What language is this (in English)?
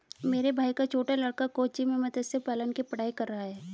Hindi